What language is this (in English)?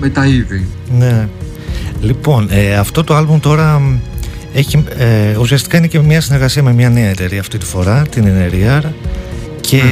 Greek